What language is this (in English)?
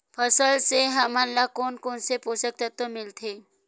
Chhattisgarhi